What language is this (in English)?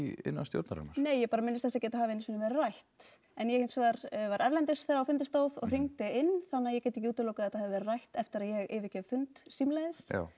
Icelandic